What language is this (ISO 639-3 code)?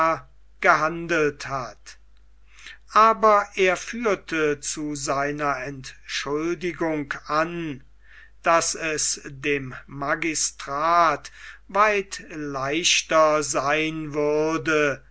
deu